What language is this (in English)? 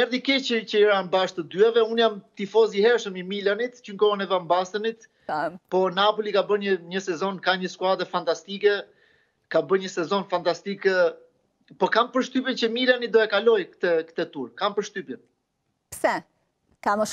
Romanian